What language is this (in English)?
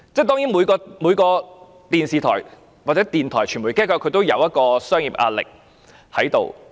Cantonese